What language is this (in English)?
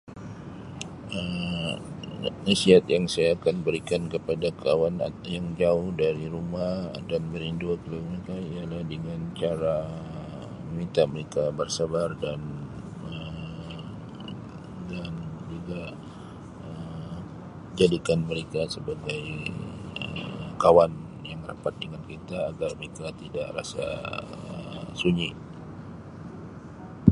Sabah Malay